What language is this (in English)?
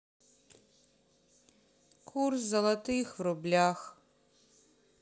Russian